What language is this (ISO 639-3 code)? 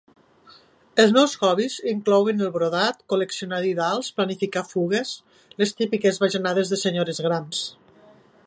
cat